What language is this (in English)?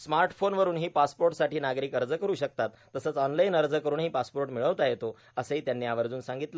Marathi